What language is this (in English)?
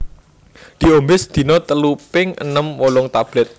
Javanese